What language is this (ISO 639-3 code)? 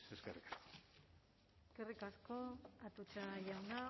eus